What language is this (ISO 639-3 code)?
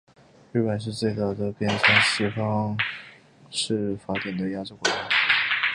zho